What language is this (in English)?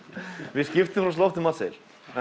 Icelandic